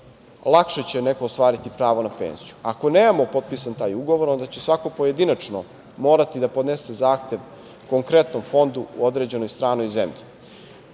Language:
Serbian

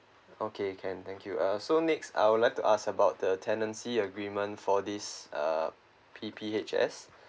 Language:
English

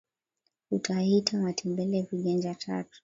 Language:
Swahili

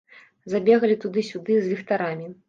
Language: Belarusian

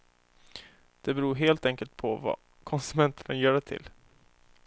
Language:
Swedish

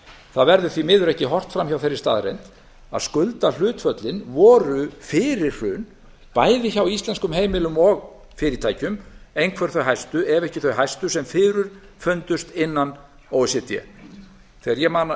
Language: Icelandic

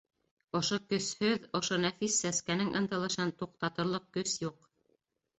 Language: Bashkir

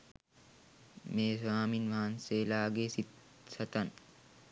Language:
Sinhala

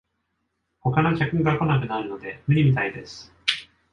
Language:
Japanese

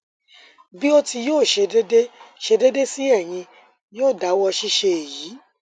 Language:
Yoruba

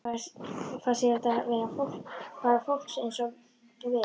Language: Icelandic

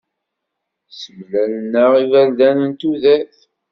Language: Kabyle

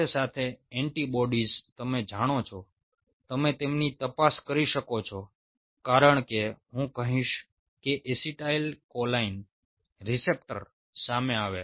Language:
Gujarati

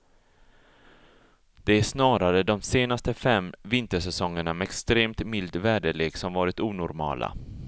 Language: Swedish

